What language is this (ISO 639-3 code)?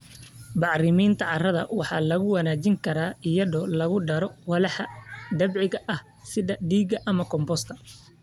som